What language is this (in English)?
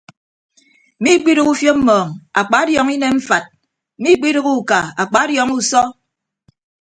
Ibibio